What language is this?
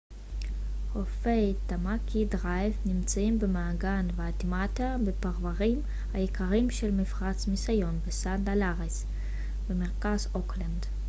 Hebrew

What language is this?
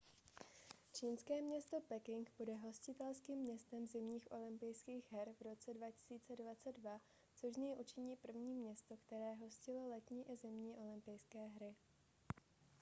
Czech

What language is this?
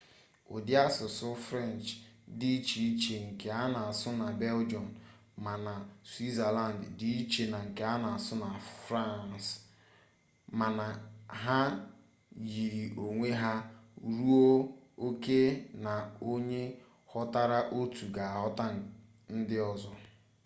Igbo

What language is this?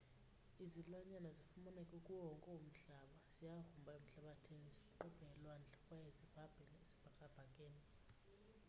Xhosa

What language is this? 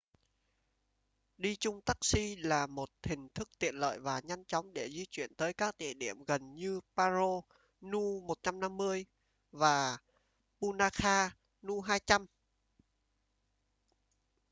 Vietnamese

